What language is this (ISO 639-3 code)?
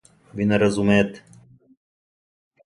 srp